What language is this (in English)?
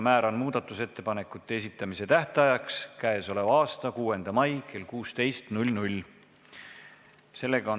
Estonian